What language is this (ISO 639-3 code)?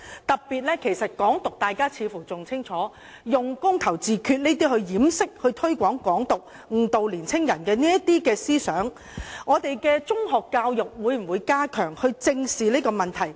yue